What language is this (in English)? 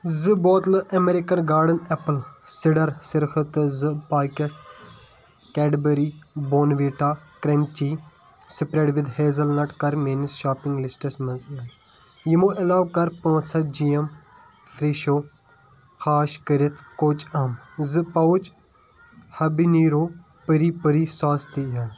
Kashmiri